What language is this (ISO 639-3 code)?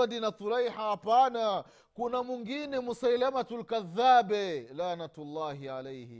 swa